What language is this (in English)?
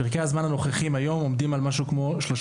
Hebrew